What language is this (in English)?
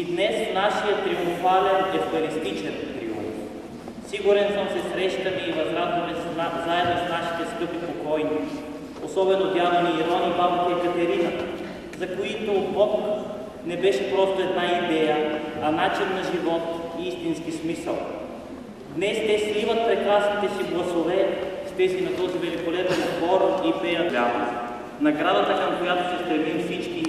Romanian